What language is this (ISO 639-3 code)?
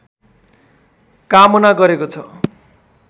nep